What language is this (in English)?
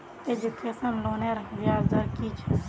Magahi